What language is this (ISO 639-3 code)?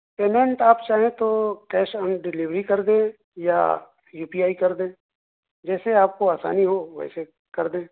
urd